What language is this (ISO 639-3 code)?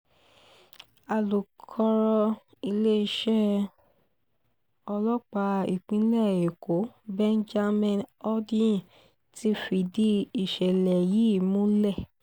yor